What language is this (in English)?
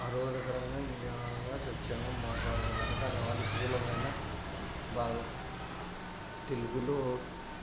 Telugu